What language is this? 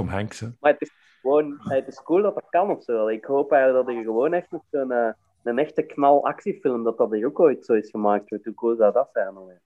Dutch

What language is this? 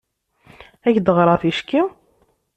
Kabyle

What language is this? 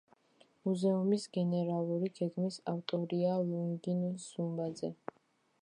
Georgian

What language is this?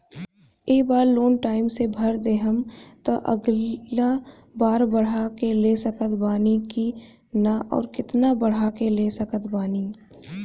Bhojpuri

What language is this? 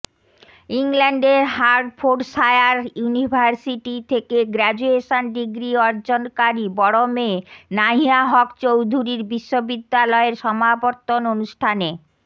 Bangla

